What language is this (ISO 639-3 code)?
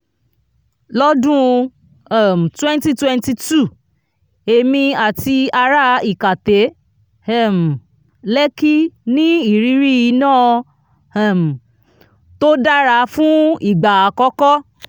yor